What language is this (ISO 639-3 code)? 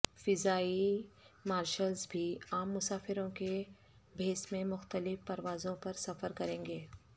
urd